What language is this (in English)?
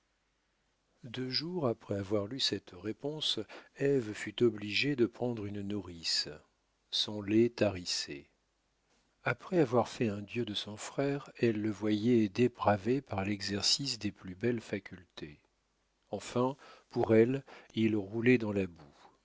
French